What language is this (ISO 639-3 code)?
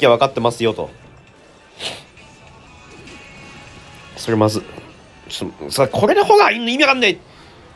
jpn